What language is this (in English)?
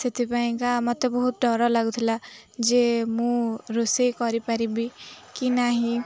Odia